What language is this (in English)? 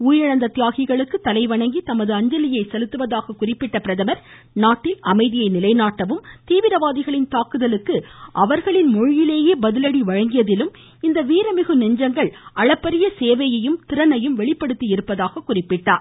Tamil